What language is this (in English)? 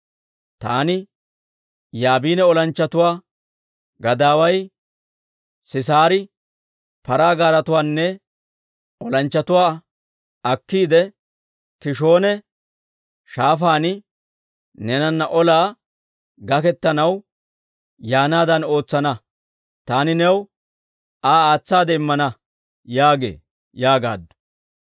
Dawro